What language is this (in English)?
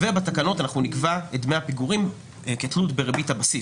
Hebrew